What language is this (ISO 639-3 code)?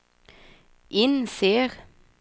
swe